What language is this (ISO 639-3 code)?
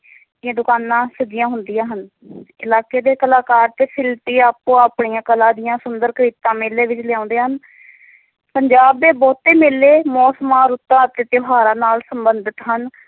pan